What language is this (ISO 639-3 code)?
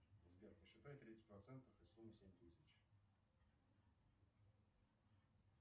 rus